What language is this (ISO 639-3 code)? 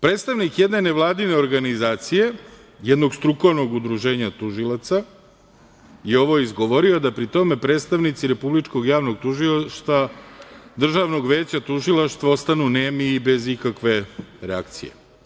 srp